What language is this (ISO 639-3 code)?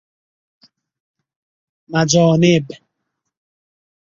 fas